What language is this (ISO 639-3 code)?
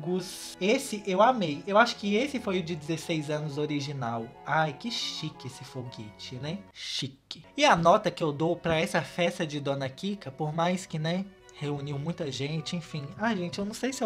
por